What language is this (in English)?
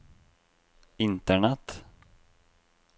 Norwegian